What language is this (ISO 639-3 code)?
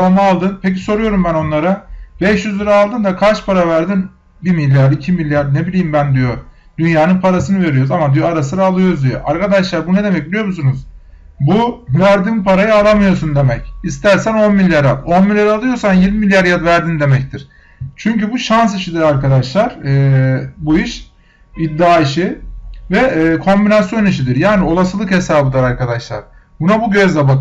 tur